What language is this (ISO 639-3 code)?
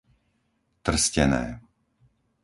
slk